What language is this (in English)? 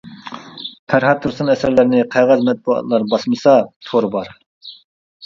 Uyghur